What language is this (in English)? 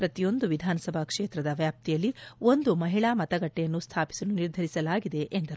Kannada